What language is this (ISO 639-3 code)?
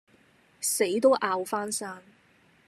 yue